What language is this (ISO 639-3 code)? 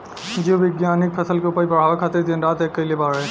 bho